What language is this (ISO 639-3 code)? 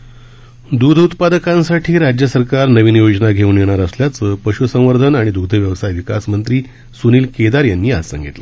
mar